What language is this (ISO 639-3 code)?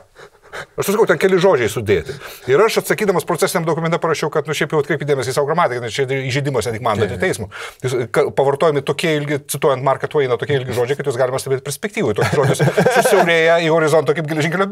lit